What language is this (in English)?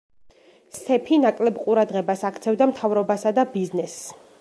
Georgian